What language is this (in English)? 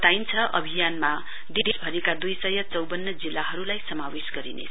Nepali